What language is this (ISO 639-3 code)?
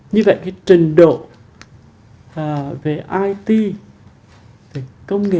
vie